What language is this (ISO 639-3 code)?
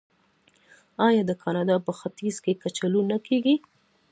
pus